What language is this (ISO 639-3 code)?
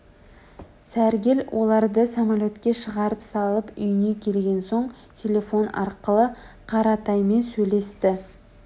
kaz